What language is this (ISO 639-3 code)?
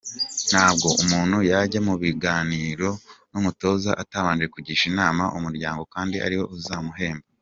kin